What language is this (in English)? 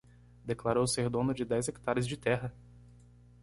Portuguese